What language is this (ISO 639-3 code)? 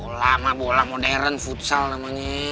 ind